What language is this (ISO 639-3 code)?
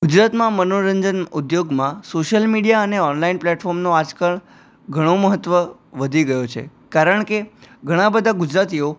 guj